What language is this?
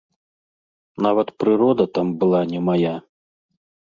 Belarusian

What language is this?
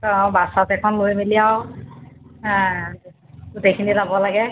Assamese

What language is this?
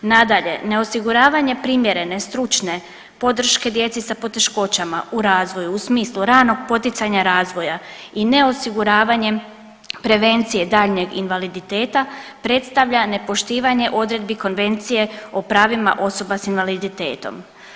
Croatian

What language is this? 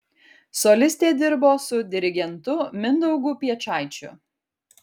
Lithuanian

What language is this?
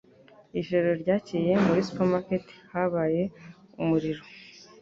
Kinyarwanda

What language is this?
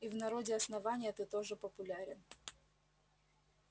Russian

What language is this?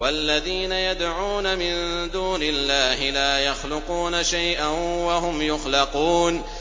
Arabic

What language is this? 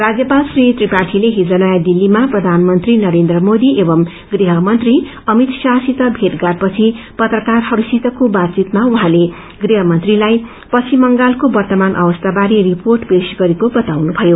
Nepali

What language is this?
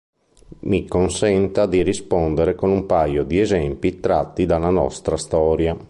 Italian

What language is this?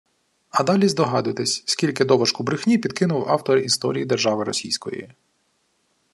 Ukrainian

